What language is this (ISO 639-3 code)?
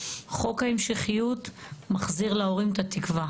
heb